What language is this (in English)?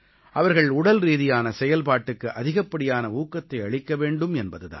Tamil